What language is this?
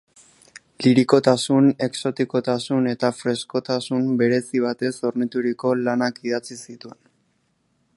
Basque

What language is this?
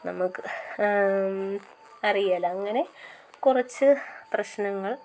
Malayalam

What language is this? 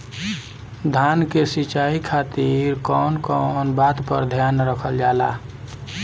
Bhojpuri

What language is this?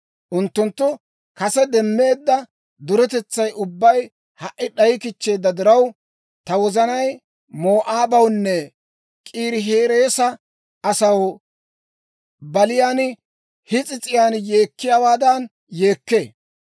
Dawro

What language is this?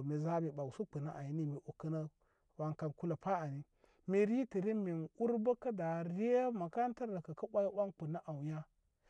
Koma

